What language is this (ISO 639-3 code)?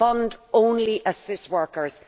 eng